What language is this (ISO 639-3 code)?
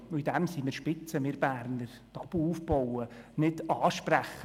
gsw